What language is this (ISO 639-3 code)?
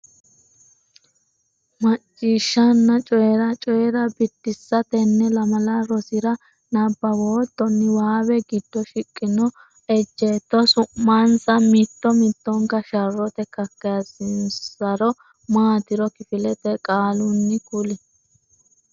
sid